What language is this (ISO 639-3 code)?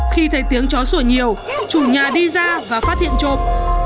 vie